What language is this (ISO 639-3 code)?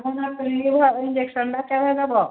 ori